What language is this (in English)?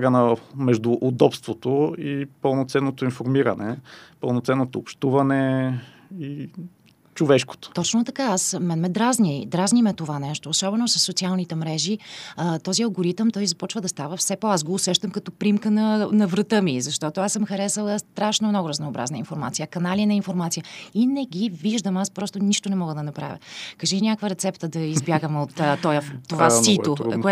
Bulgarian